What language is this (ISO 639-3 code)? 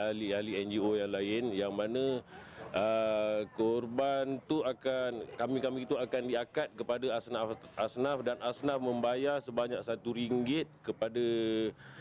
msa